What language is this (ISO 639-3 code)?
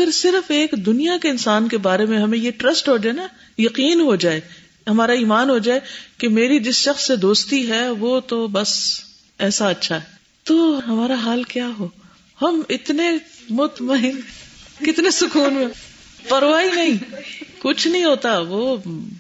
urd